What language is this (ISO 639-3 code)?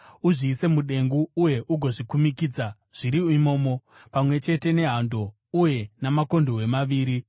sna